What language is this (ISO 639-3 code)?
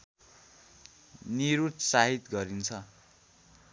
nep